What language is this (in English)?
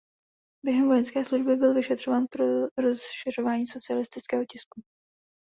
Czech